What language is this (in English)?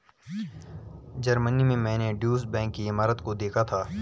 Hindi